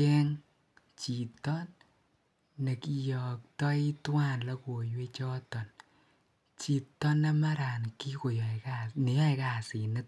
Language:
Kalenjin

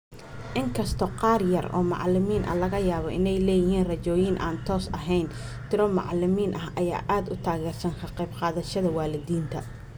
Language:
Somali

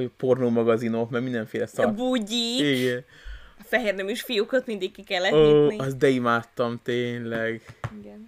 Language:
Hungarian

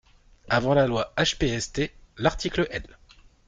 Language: French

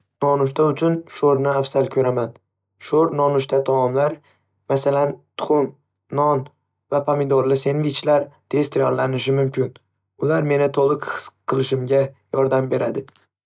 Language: Uzbek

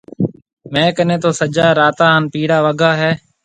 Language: Marwari (Pakistan)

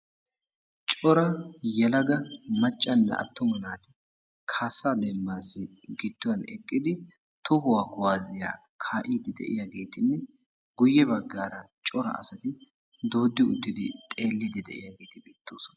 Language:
Wolaytta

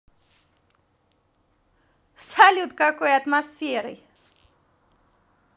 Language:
Russian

